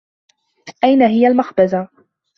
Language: Arabic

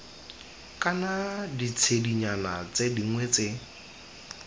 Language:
Tswana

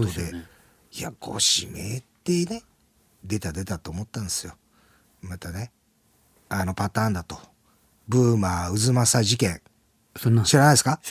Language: Japanese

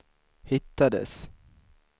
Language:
Swedish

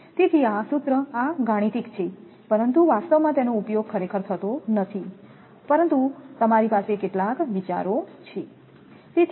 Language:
Gujarati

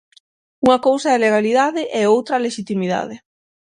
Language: Galician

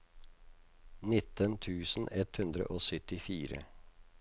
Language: Norwegian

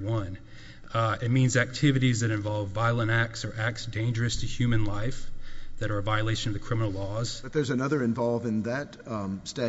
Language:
English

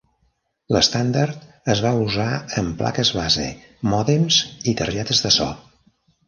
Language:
Catalan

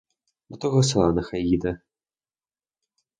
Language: Ukrainian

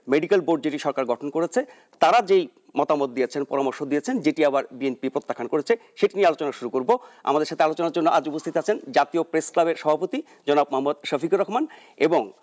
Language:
Bangla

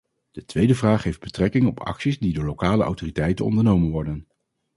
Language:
Dutch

